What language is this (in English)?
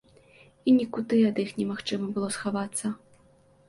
Belarusian